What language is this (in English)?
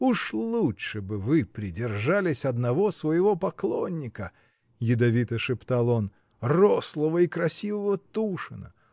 Russian